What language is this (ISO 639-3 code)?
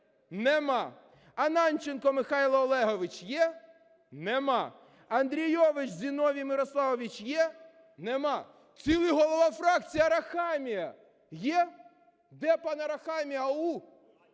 ukr